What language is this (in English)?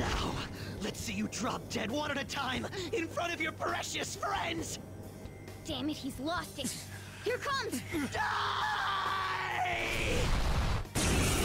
English